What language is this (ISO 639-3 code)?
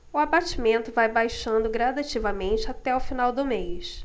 por